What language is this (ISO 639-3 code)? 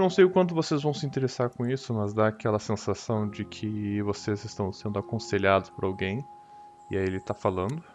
por